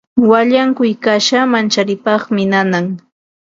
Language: Ambo-Pasco Quechua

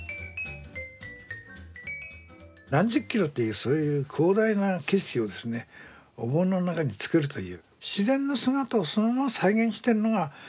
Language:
Japanese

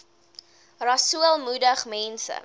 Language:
Afrikaans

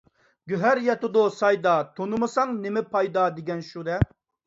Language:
Uyghur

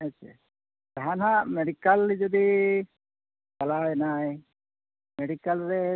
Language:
Santali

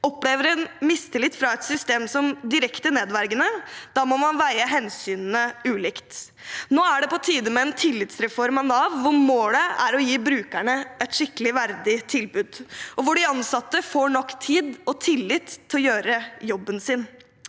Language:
Norwegian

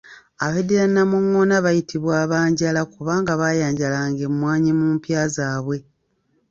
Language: Ganda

